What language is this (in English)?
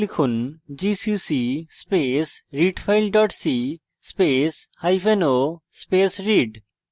Bangla